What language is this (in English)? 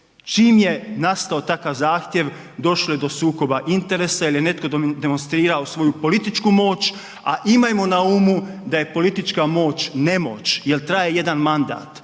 Croatian